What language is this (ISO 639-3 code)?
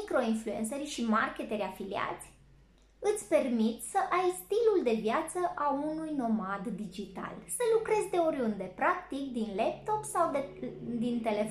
ron